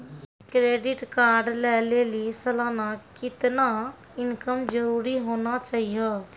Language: Maithili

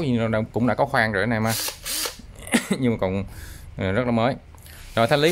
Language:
Vietnamese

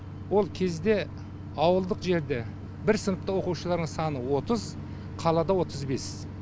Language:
Kazakh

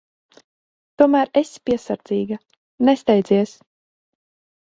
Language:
Latvian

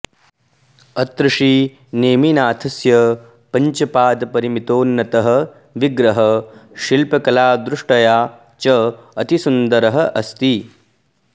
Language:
Sanskrit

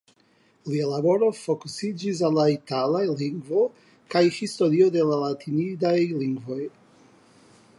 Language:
Esperanto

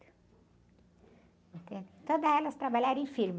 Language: Portuguese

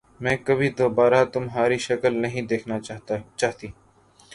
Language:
Urdu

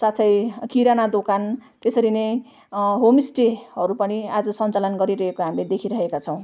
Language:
Nepali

